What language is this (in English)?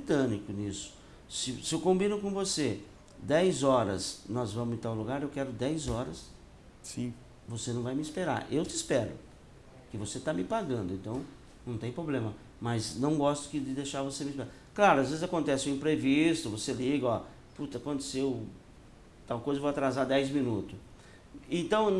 Portuguese